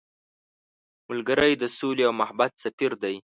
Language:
Pashto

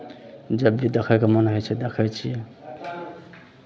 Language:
Maithili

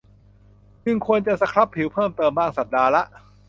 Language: Thai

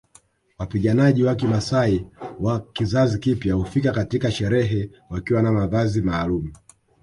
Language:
Swahili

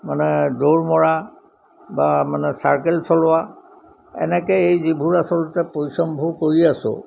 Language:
Assamese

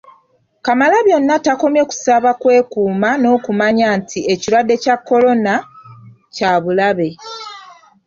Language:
Ganda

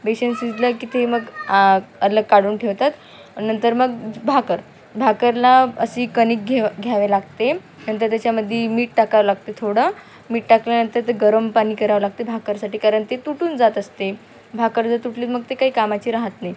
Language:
Marathi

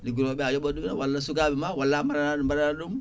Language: Fula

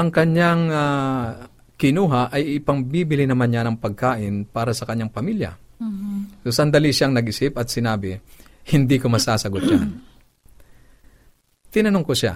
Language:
Filipino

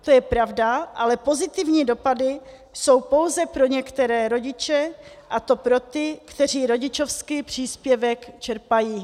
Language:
Czech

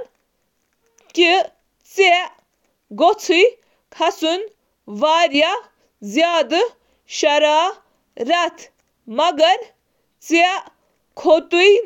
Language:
Kashmiri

